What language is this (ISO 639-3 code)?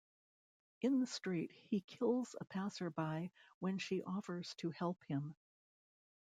eng